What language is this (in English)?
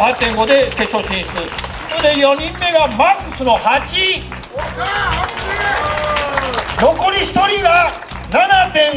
Japanese